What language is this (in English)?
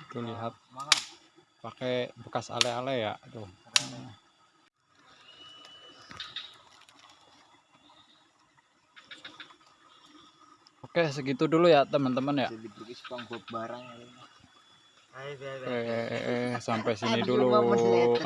Indonesian